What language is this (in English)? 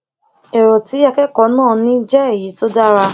Yoruba